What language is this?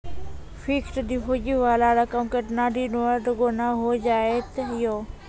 Maithili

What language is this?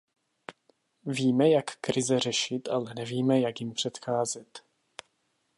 Czech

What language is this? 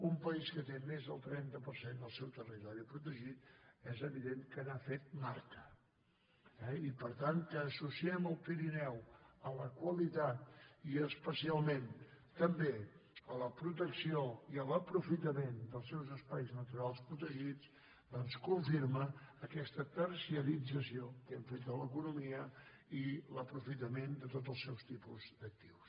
Catalan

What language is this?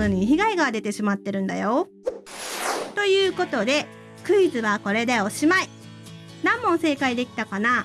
Japanese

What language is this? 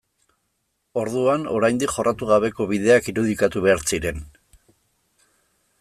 Basque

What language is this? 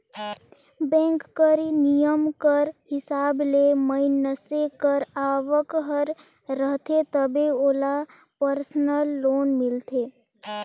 Chhattisgarhi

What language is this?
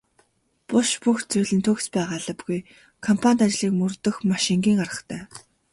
Mongolian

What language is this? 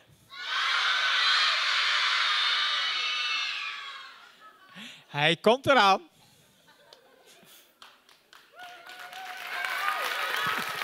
Dutch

